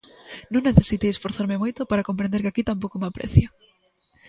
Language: Galician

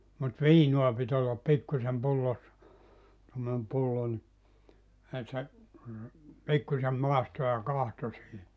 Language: Finnish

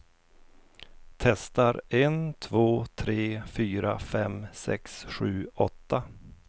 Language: Swedish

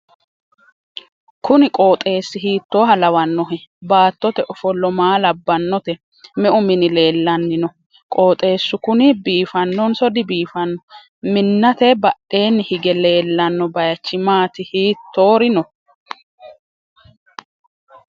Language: Sidamo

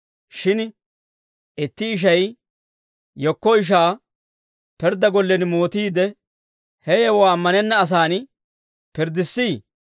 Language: Dawro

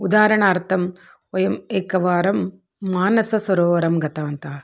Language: Sanskrit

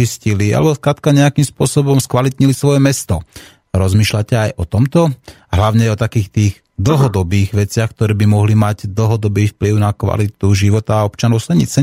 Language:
Slovak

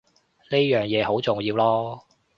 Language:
Cantonese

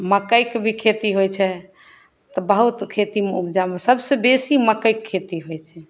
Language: Maithili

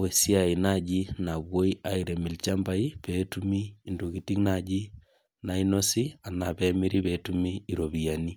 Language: Masai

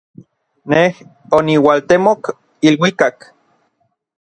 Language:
Orizaba Nahuatl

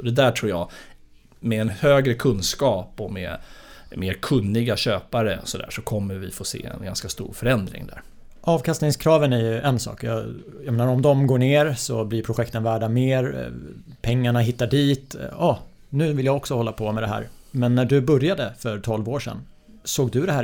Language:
Swedish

